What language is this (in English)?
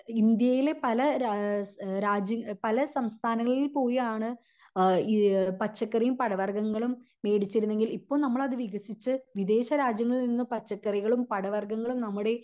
Malayalam